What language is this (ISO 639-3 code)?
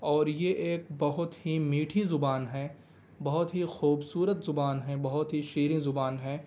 urd